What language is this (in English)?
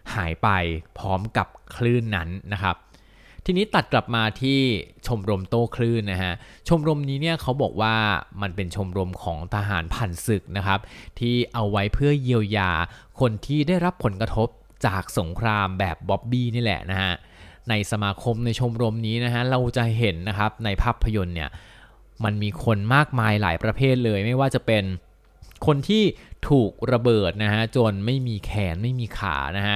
Thai